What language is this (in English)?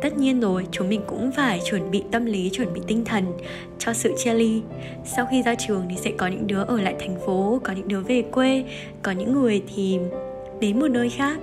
Vietnamese